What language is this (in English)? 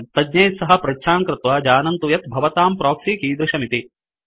Sanskrit